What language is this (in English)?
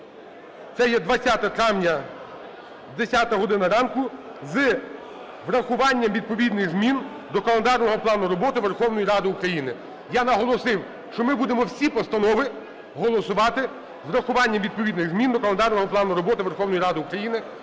Ukrainian